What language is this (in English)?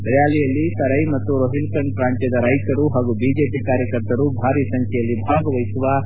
Kannada